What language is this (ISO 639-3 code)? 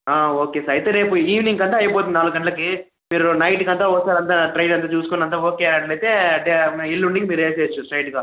tel